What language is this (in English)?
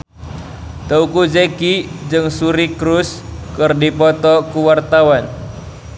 Sundanese